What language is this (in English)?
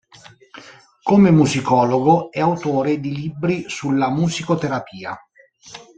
Italian